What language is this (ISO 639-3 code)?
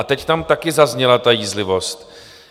ces